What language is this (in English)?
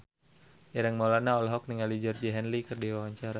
Sundanese